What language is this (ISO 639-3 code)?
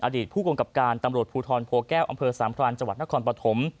tha